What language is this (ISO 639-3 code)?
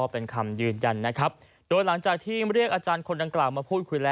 tha